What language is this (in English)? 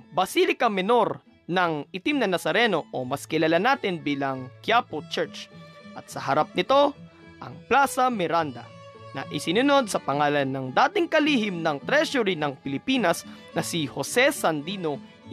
Filipino